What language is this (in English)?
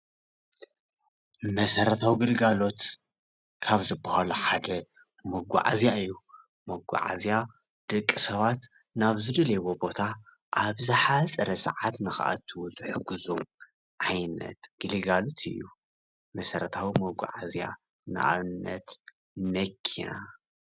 Tigrinya